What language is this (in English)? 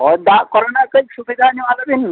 Santali